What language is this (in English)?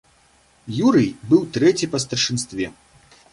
Belarusian